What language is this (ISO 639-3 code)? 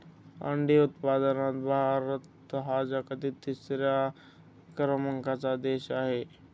mar